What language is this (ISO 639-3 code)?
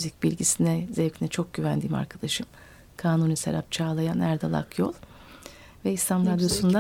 tur